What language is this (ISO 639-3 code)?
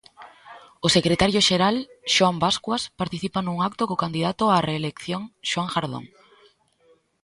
glg